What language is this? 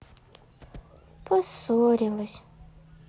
Russian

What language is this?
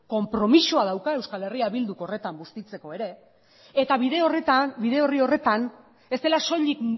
Basque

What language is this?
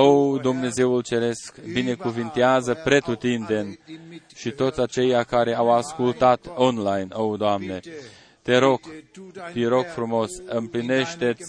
Romanian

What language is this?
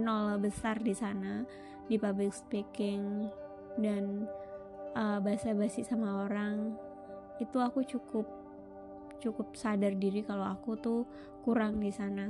Indonesian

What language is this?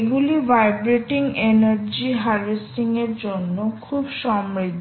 Bangla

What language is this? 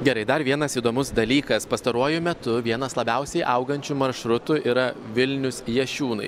Lithuanian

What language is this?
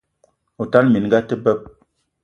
Eton (Cameroon)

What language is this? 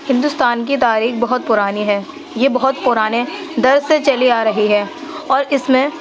Urdu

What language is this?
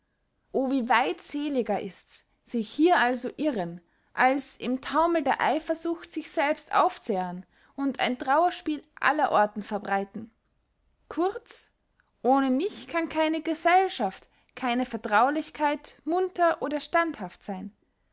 German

